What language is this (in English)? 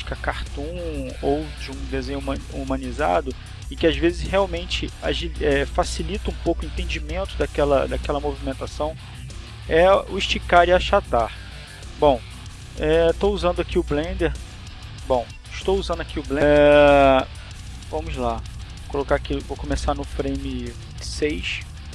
Portuguese